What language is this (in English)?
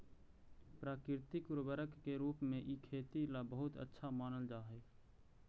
Magahi